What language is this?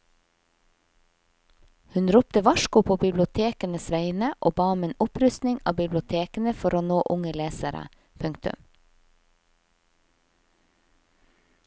Norwegian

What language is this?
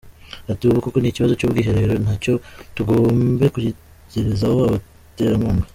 Kinyarwanda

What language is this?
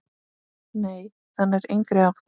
Icelandic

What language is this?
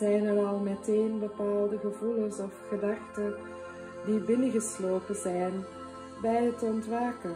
Dutch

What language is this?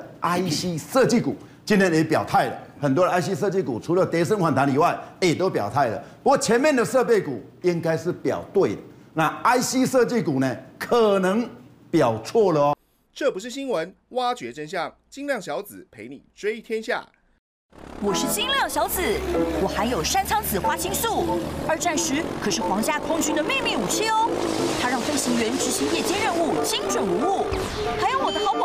Chinese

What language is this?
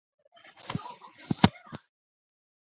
Chinese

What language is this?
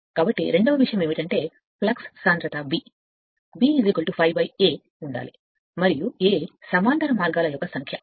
Telugu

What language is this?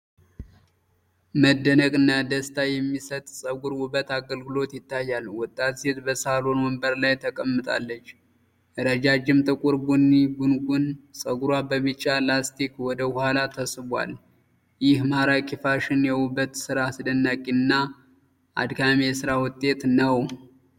Amharic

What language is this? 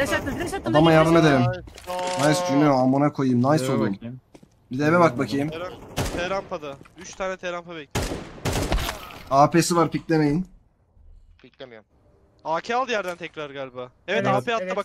Turkish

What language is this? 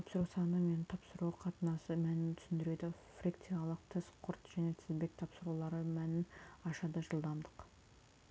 Kazakh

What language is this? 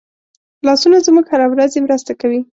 Pashto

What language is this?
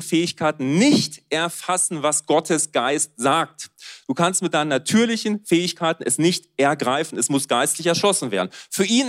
German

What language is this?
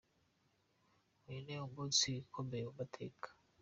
Kinyarwanda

